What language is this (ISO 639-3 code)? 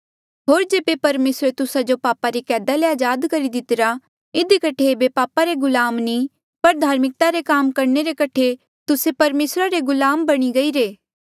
mjl